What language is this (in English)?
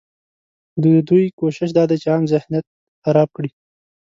Pashto